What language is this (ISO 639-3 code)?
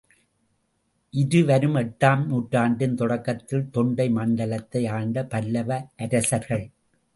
tam